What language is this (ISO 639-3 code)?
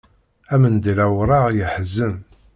kab